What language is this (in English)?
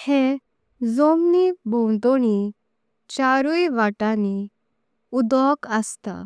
Konkani